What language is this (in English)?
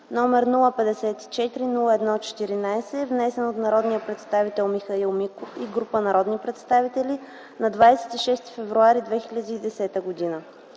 Bulgarian